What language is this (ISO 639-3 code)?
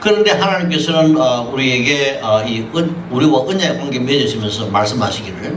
kor